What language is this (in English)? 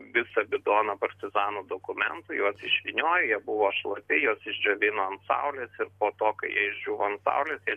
Lithuanian